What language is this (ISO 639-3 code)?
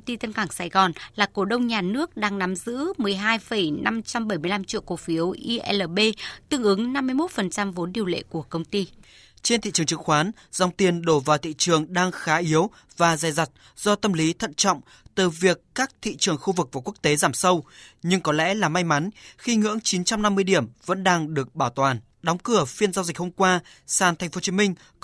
vie